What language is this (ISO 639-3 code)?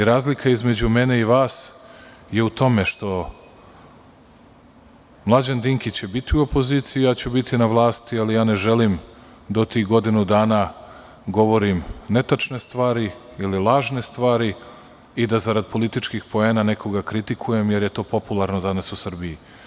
srp